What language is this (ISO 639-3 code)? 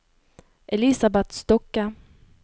nor